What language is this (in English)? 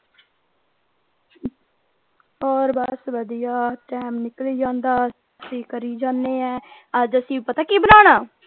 Punjabi